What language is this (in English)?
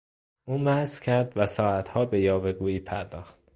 Persian